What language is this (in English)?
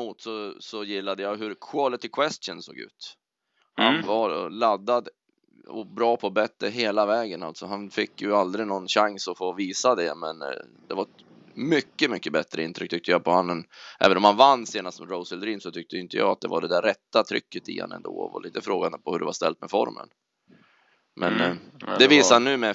Swedish